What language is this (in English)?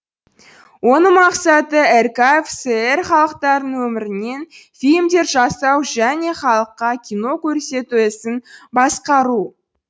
Kazakh